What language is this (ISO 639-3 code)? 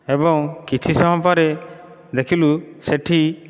ori